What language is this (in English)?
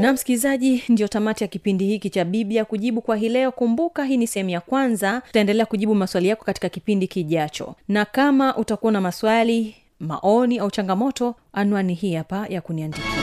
Swahili